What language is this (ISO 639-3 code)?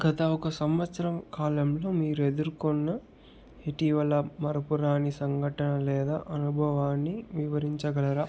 tel